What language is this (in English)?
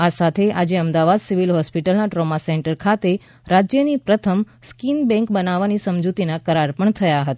Gujarati